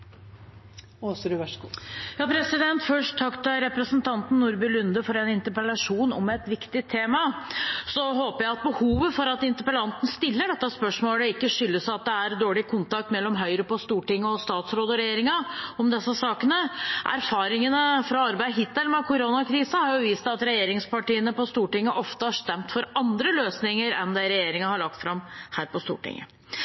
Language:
Norwegian Bokmål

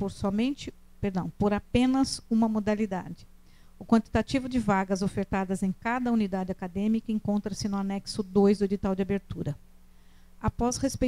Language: Portuguese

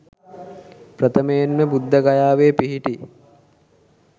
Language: Sinhala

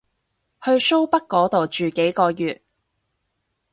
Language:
Cantonese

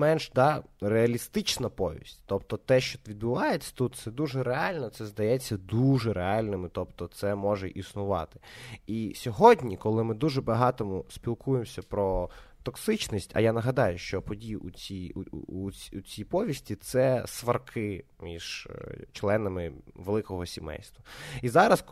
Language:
Ukrainian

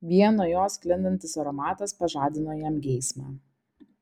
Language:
Lithuanian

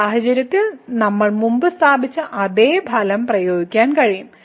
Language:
Malayalam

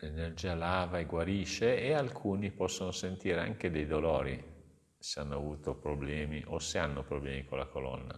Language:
Italian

